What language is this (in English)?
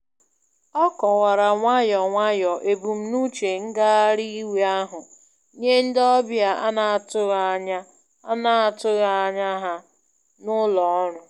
Igbo